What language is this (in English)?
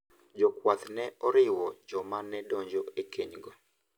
Luo (Kenya and Tanzania)